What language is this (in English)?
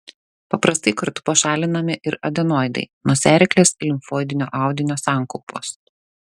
Lithuanian